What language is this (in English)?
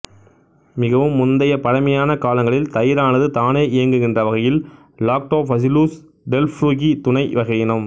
Tamil